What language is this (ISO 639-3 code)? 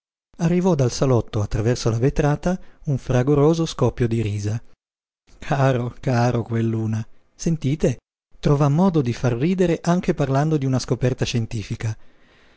ita